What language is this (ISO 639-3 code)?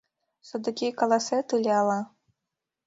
chm